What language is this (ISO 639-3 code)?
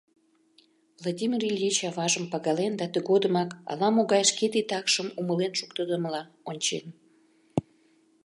chm